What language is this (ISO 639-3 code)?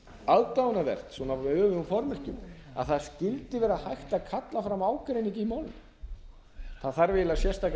isl